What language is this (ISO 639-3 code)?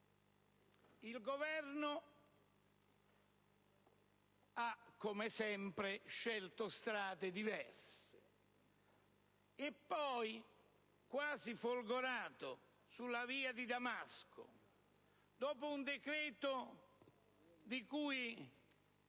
ita